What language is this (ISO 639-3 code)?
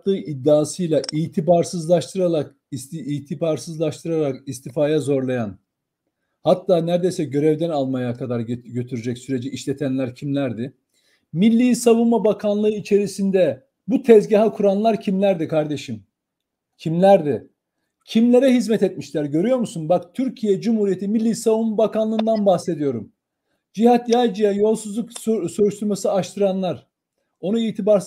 tur